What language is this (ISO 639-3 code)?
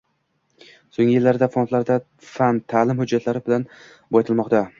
uzb